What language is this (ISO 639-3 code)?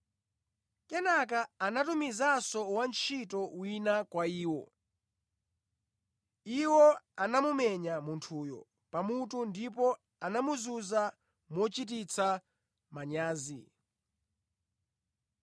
nya